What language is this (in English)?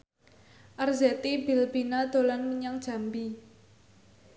Javanese